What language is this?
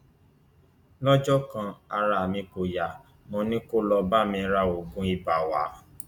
Yoruba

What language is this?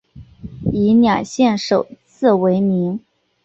Chinese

